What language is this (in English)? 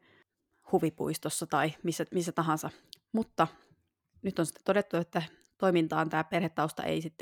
Finnish